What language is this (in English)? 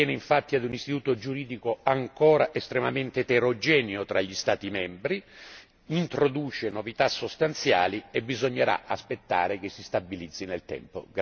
Italian